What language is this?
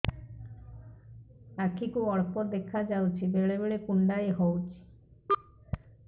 Odia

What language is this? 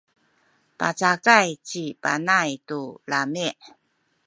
Sakizaya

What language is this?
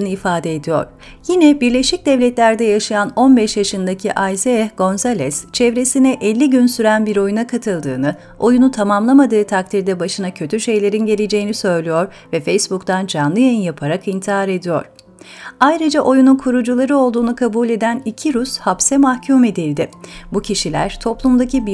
Turkish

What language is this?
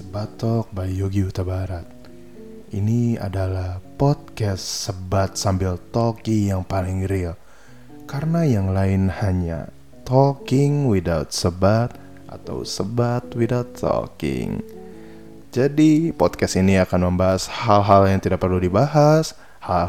Indonesian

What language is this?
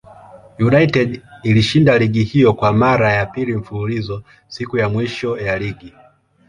Swahili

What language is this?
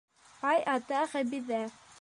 Bashkir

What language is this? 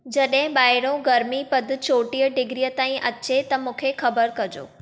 Sindhi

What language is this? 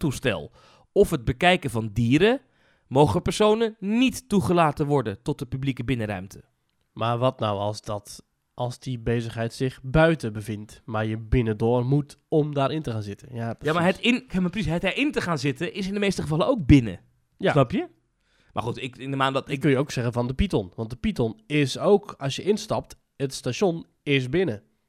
Dutch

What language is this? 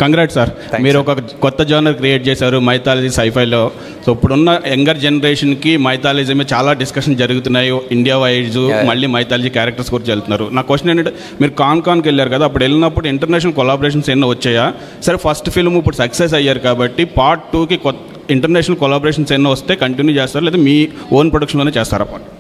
Telugu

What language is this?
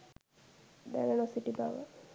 Sinhala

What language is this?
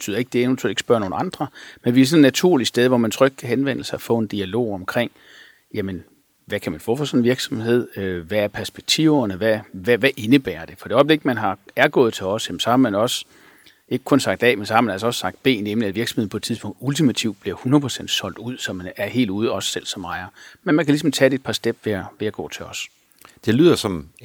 Danish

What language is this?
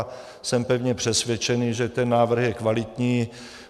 Czech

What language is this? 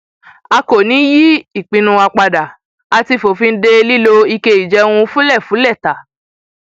Yoruba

